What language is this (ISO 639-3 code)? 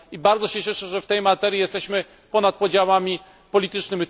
pol